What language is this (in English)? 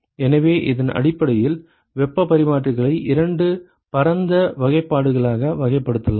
Tamil